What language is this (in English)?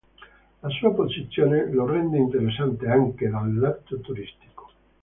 Italian